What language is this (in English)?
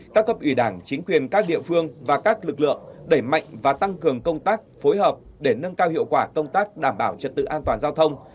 Vietnamese